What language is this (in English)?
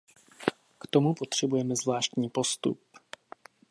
Czech